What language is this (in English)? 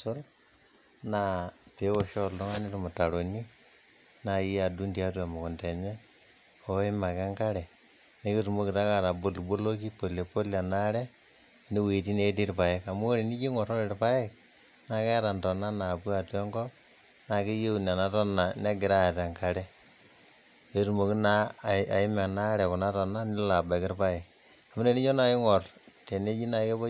Masai